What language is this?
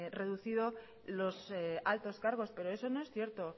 Spanish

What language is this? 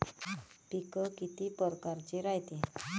Marathi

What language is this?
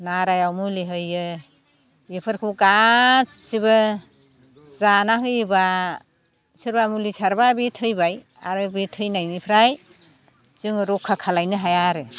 Bodo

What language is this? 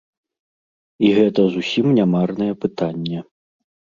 Belarusian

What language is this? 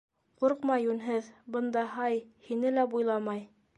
Bashkir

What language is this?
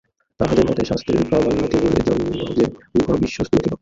Bangla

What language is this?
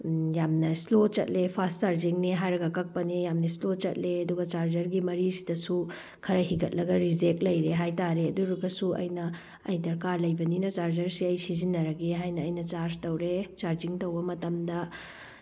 Manipuri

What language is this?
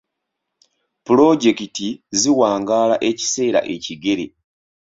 Ganda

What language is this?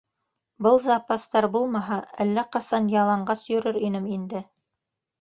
Bashkir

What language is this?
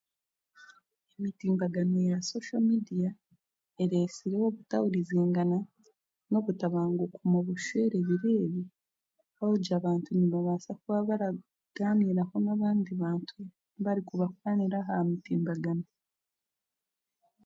Chiga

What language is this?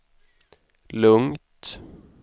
Swedish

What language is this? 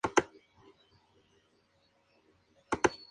Spanish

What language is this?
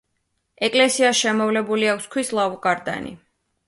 Georgian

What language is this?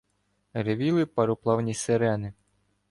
Ukrainian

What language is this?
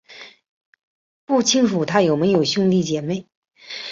Chinese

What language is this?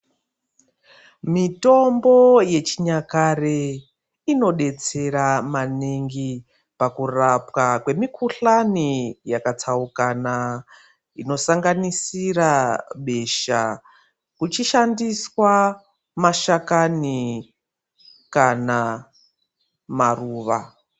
Ndau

